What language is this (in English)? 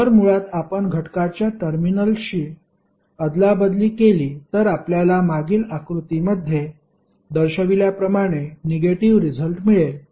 Marathi